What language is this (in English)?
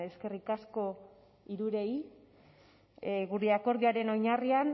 Basque